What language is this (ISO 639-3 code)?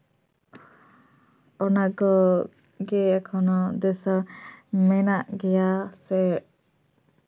sat